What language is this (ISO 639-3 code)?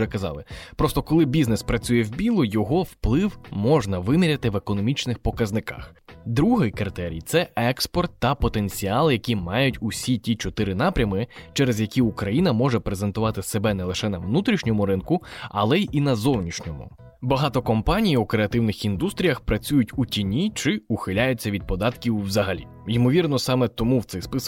ukr